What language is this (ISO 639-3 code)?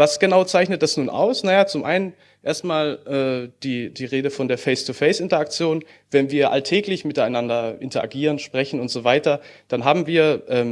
deu